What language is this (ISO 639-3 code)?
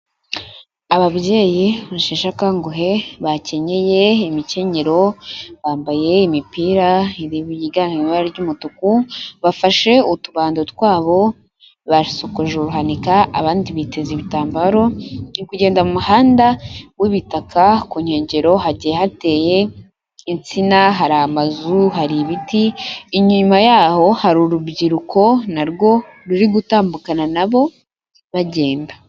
kin